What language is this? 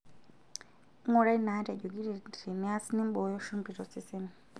Masai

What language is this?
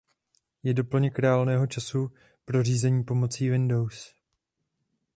Czech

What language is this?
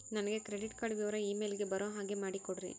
Kannada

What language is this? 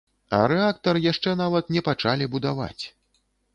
Belarusian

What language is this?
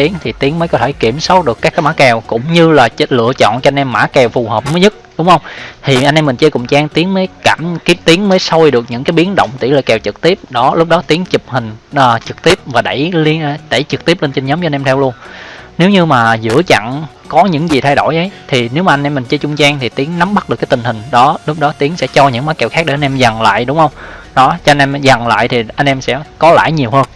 Vietnamese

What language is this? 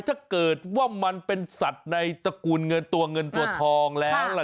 Thai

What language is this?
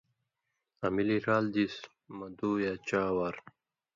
Indus Kohistani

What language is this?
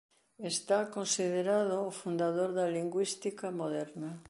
Galician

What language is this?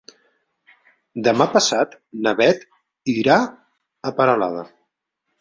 Catalan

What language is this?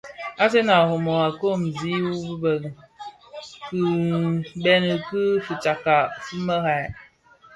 Bafia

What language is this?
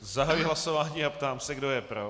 Czech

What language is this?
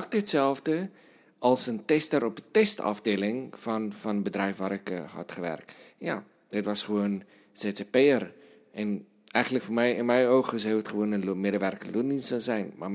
Dutch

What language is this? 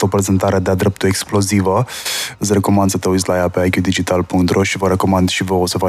Romanian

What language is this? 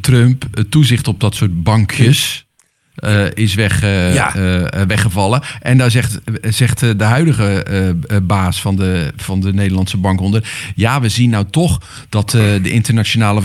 Dutch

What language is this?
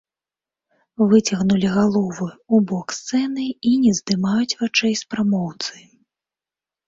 Belarusian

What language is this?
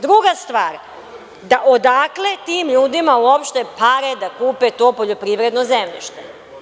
Serbian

